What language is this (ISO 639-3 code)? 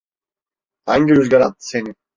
tur